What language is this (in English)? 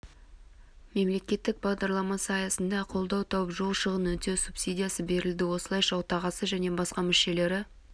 Kazakh